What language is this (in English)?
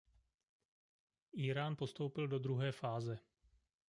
Czech